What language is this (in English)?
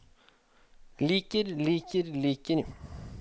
Norwegian